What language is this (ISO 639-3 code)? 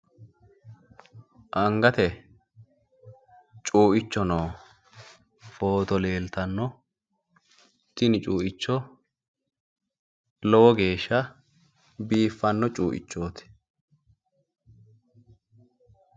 sid